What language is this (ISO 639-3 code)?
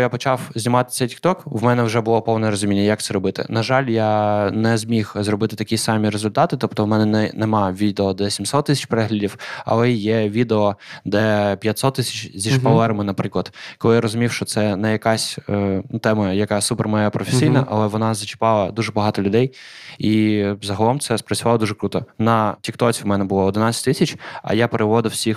ukr